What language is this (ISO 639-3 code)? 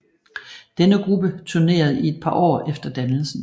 dan